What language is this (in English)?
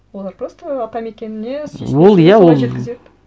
Kazakh